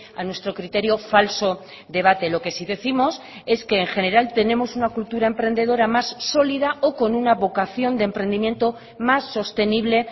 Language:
Spanish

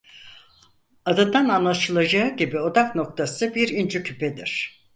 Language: Turkish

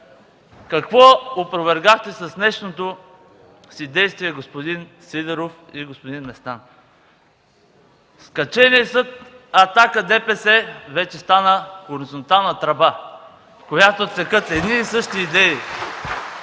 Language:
Bulgarian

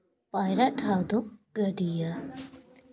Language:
Santali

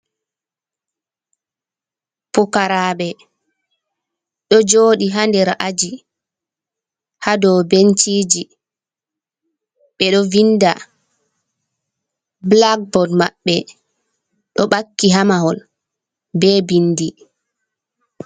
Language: Fula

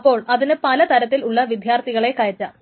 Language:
Malayalam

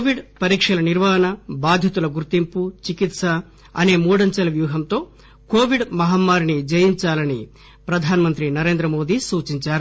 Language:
Telugu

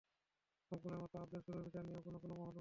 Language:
Bangla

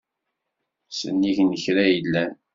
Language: Kabyle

